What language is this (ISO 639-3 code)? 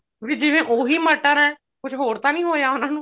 pan